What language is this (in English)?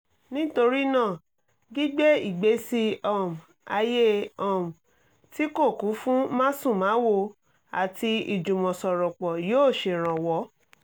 Yoruba